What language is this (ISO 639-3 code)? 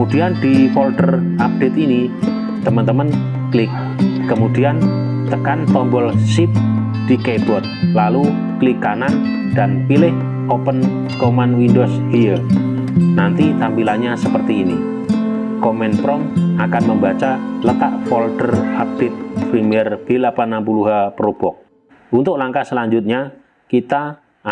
ind